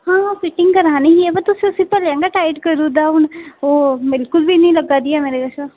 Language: Dogri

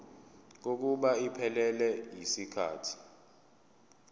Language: Zulu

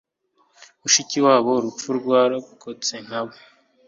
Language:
Kinyarwanda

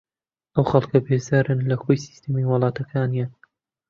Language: Central Kurdish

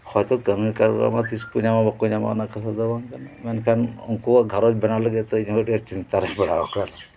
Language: Santali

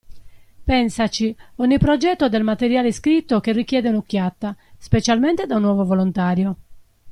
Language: Italian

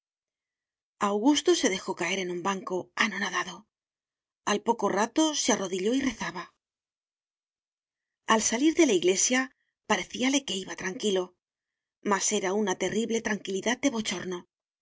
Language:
Spanish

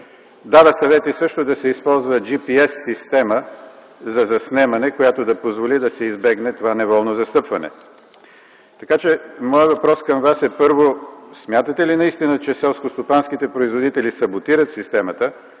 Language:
Bulgarian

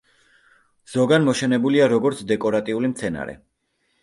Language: Georgian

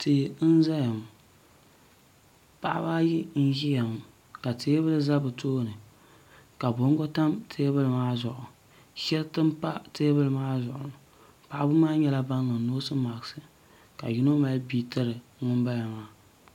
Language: Dagbani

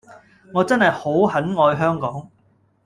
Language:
Cantonese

